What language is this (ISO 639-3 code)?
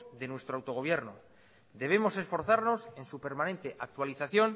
spa